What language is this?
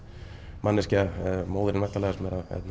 Icelandic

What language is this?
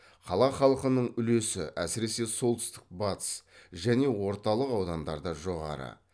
Kazakh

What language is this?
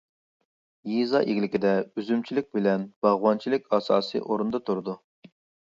Uyghur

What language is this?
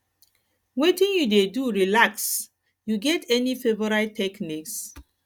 Nigerian Pidgin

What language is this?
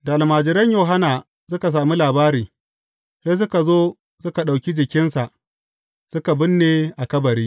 Hausa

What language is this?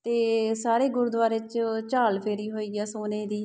Punjabi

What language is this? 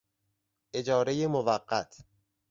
Persian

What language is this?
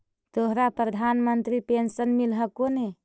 Magahi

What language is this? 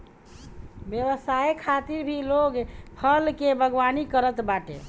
Bhojpuri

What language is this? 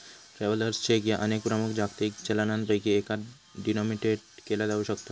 Marathi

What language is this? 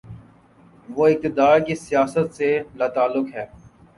Urdu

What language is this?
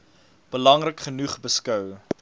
Afrikaans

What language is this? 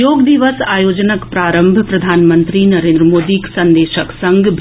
Maithili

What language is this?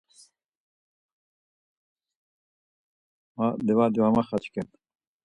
Laz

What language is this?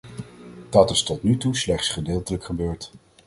Dutch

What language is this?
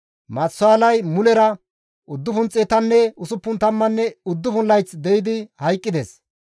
Gamo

